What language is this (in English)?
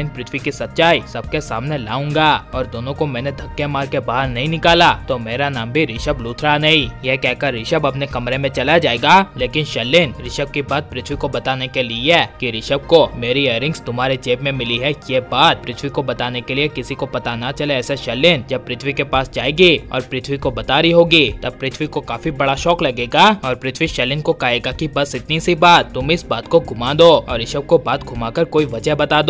Hindi